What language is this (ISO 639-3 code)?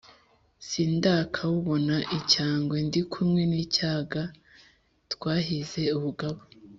kin